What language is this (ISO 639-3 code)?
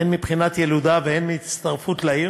heb